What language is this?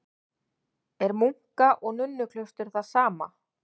Icelandic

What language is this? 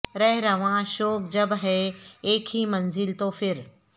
Urdu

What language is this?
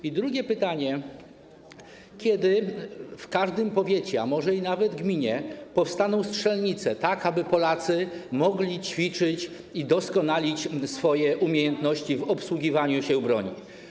Polish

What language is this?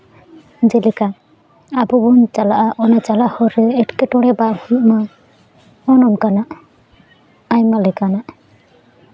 Santali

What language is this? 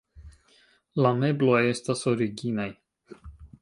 Esperanto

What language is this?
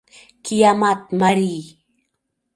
Mari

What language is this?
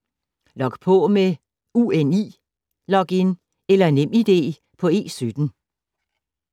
Danish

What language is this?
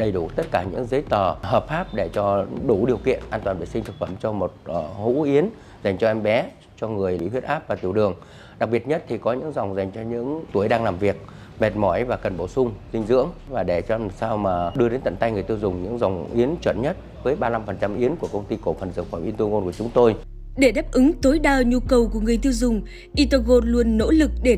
Vietnamese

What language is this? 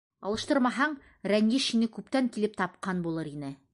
Bashkir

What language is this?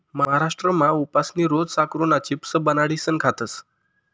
Marathi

